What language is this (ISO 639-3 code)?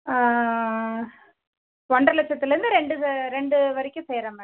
tam